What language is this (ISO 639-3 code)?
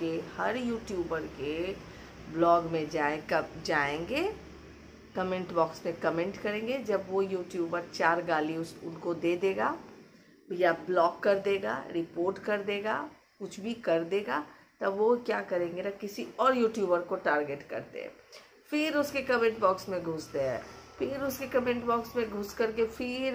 hin